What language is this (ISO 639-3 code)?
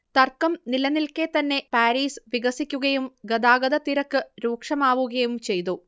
mal